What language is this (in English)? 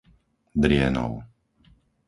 Slovak